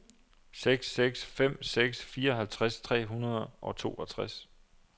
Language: Danish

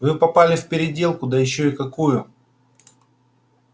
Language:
Russian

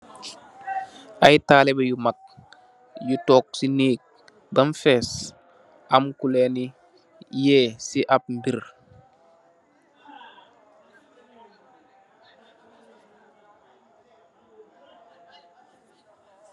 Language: Wolof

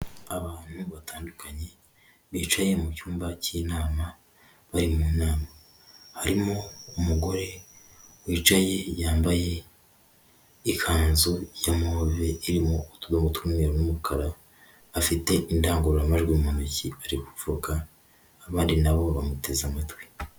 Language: Kinyarwanda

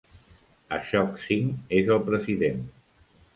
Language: Catalan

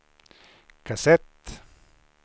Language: Swedish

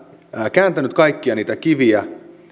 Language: Finnish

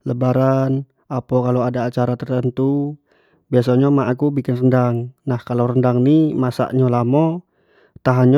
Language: Jambi Malay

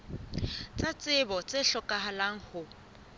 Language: Southern Sotho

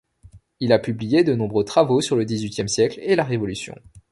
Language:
French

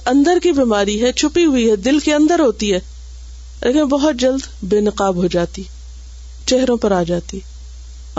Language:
Urdu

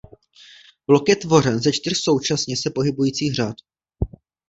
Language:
Czech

